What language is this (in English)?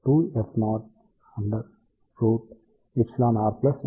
Telugu